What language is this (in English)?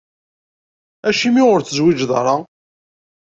Kabyle